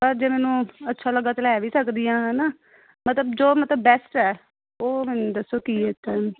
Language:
Punjabi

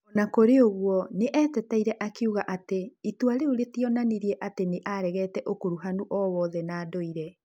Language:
Kikuyu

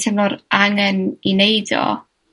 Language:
Welsh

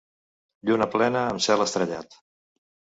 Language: Catalan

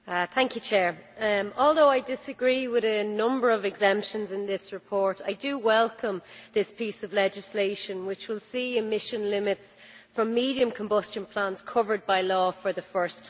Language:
English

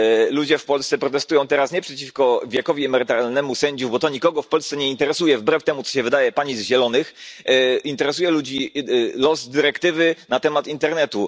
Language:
Polish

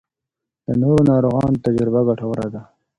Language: Pashto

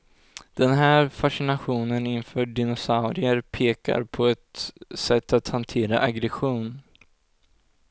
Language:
Swedish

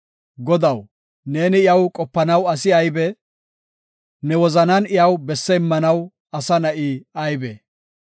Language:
Gofa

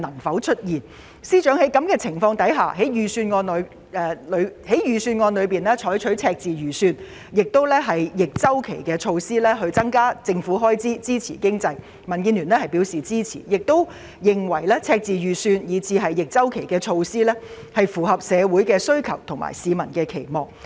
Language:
Cantonese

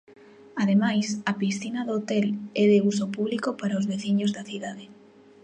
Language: Galician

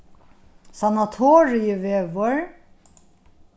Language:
Faroese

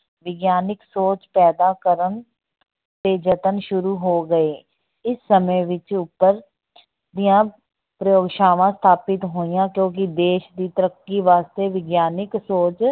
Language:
Punjabi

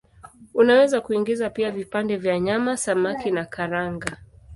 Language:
Swahili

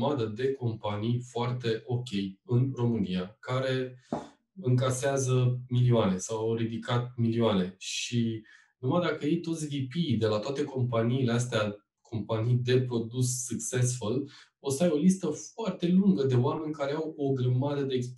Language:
Romanian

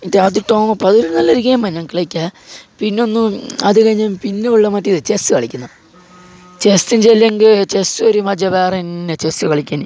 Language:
Malayalam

